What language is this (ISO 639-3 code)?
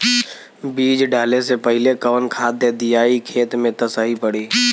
bho